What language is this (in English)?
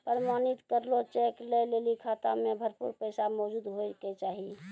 Maithili